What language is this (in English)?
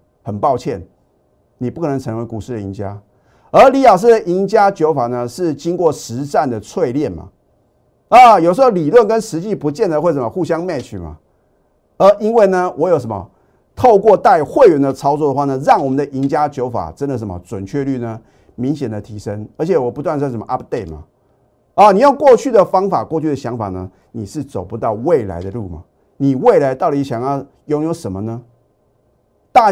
Chinese